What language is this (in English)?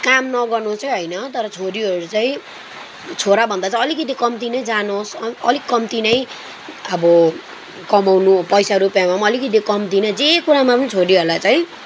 Nepali